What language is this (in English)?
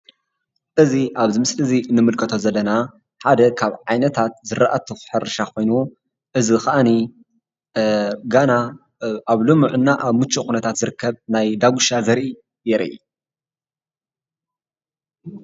Tigrinya